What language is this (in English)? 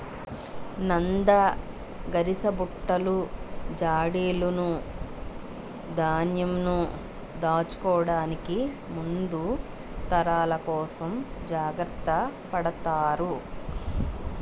Telugu